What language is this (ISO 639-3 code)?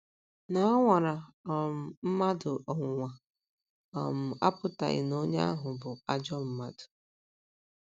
ibo